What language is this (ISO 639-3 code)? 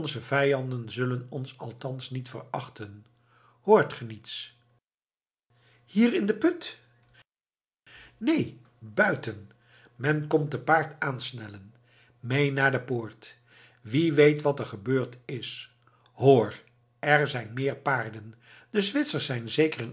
nld